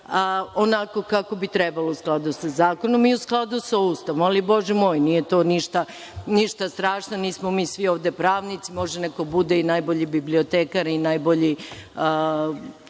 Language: Serbian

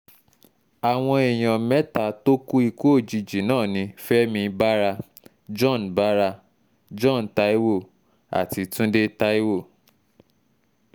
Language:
Yoruba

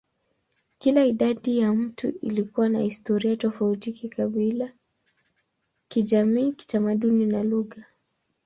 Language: Swahili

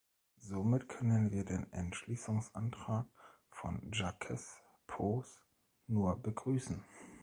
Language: German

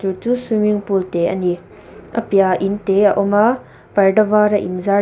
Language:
Mizo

